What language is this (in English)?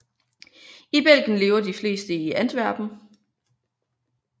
Danish